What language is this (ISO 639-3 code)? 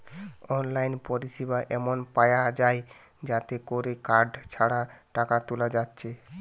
ben